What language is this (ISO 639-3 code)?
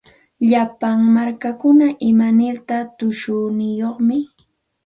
qxt